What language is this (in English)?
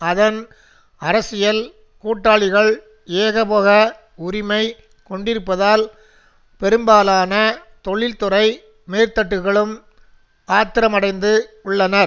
Tamil